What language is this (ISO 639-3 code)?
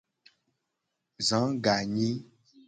gej